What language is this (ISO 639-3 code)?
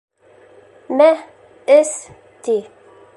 bak